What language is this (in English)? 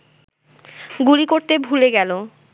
Bangla